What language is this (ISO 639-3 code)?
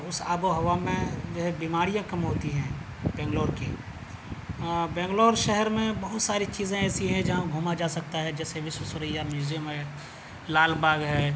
urd